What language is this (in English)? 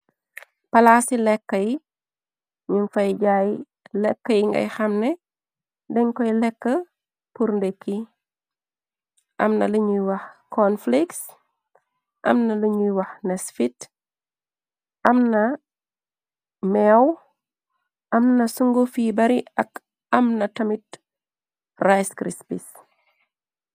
Wolof